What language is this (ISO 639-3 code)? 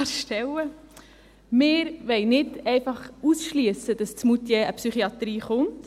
gsw